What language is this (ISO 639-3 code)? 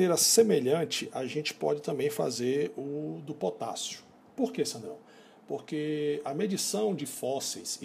por